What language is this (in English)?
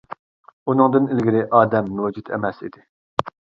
Uyghur